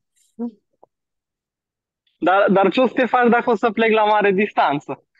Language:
Romanian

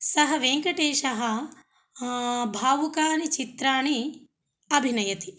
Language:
Sanskrit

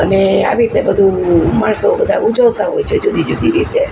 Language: Gujarati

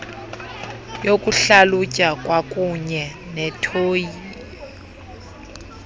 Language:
Xhosa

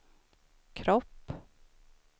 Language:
Swedish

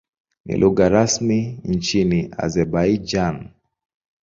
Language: Swahili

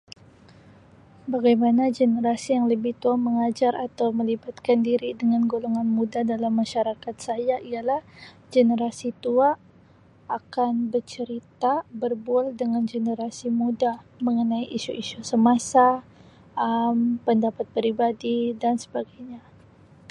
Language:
Sabah Malay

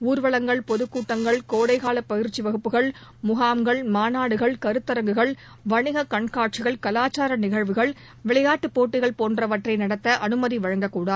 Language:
Tamil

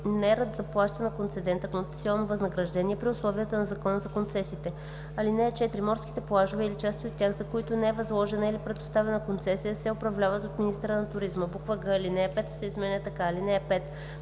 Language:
Bulgarian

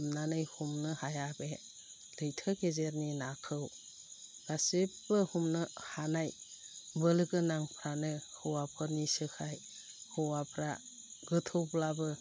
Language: Bodo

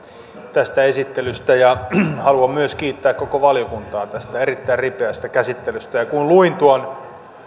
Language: Finnish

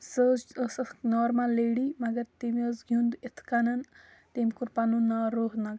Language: Kashmiri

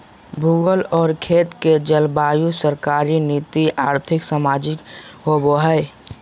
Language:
Magahi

